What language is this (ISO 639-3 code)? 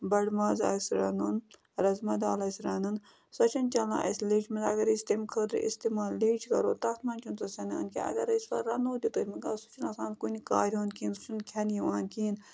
kas